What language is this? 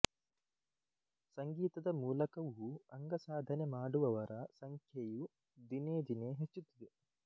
Kannada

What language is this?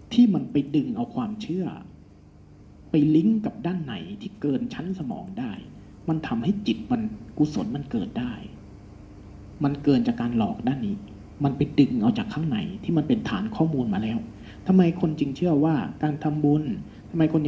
Thai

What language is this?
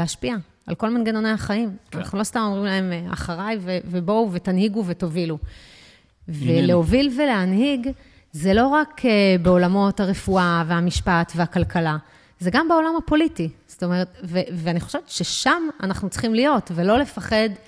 Hebrew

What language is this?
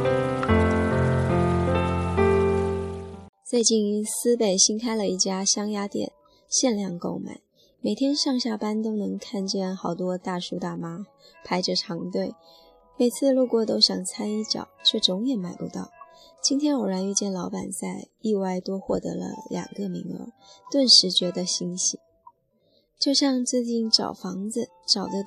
Chinese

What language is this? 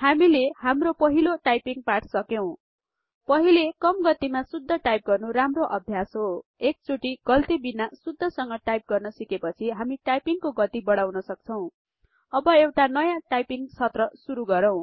Nepali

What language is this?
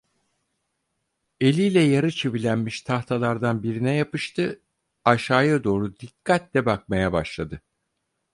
Turkish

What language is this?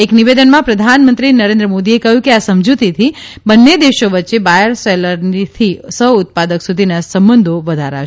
Gujarati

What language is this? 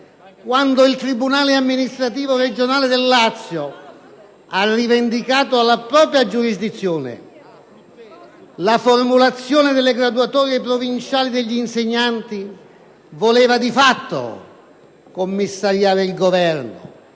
Italian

